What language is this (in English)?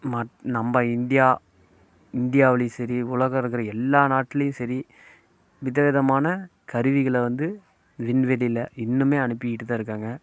Tamil